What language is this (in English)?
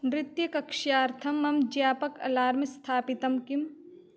Sanskrit